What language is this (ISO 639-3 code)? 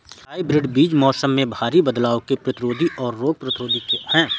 hin